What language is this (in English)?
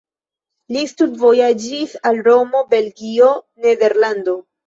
Esperanto